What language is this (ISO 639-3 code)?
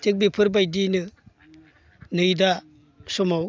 brx